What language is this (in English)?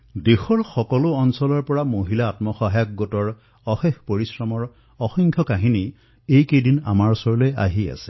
Assamese